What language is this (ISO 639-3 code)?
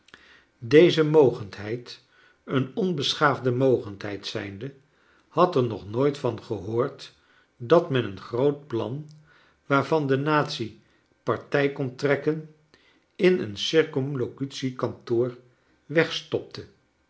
nld